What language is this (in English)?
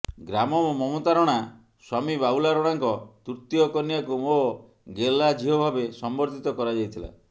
Odia